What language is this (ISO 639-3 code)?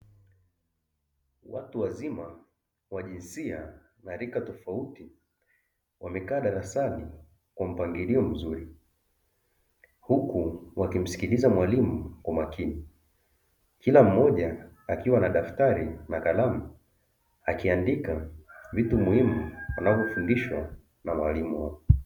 swa